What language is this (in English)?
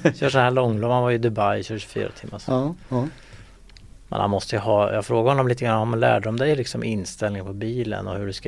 Swedish